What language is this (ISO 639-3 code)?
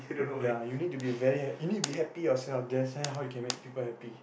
eng